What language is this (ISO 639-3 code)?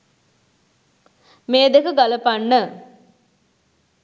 sin